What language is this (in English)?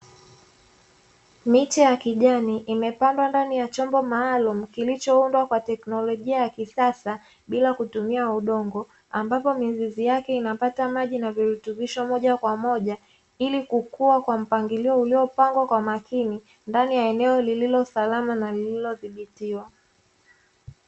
Swahili